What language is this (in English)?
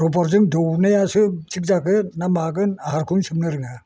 Bodo